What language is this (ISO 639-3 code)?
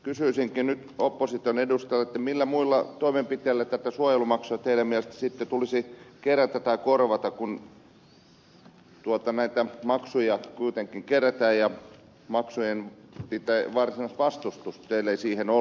fin